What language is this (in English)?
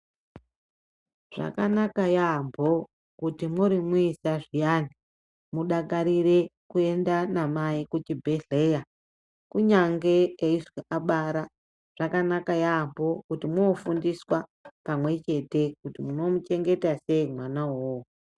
Ndau